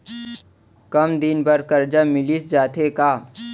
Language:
Chhattisgarhi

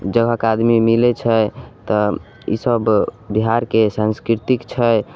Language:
Maithili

